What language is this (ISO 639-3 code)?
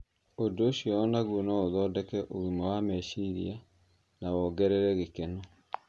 kik